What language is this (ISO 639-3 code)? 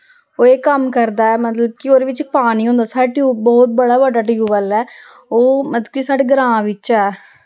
doi